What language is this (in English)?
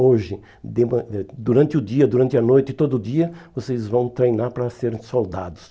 Portuguese